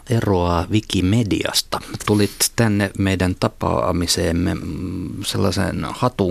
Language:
Finnish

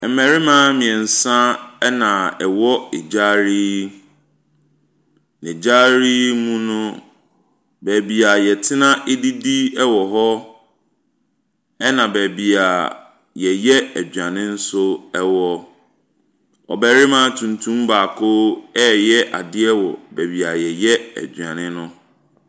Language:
Akan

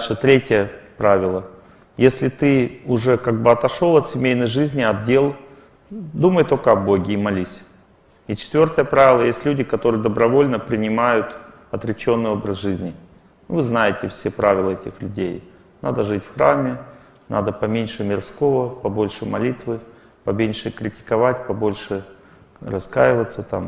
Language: Russian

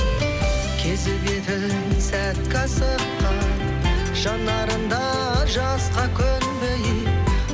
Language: Kazakh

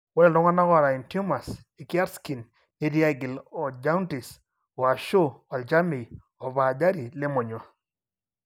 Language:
Masai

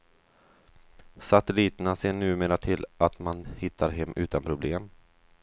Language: Swedish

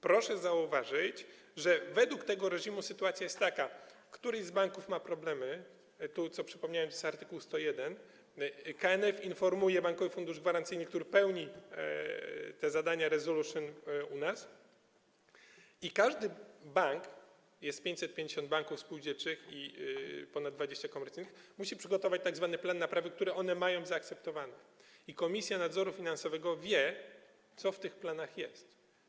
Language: Polish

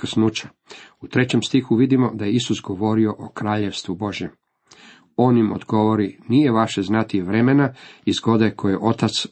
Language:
Croatian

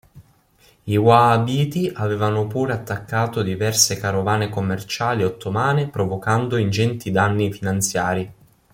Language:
Italian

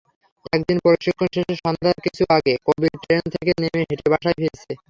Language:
Bangla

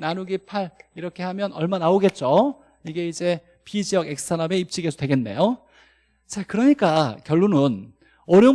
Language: Korean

